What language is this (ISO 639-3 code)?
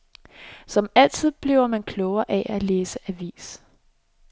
dan